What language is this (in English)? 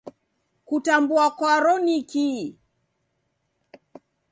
Taita